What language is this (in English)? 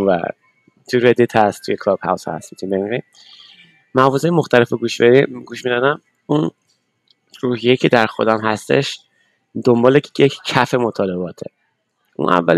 Persian